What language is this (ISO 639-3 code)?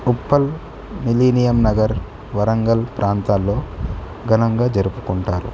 tel